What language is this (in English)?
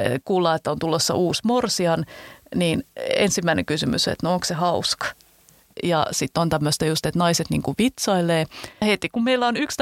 Finnish